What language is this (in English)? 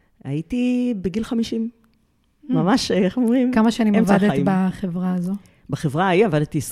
Hebrew